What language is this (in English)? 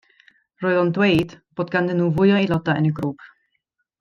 Welsh